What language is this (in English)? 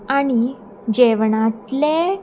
Konkani